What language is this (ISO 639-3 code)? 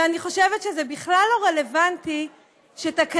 heb